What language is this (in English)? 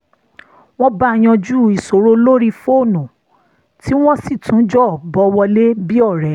Yoruba